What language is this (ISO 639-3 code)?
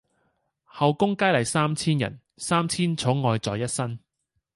yue